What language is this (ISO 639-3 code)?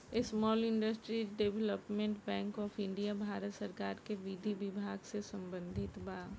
bho